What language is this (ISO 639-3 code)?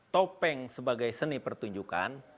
ind